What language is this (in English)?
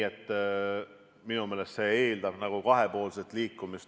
Estonian